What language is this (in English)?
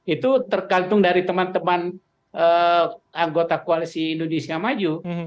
Indonesian